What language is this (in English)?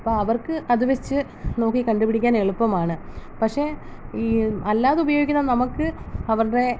Malayalam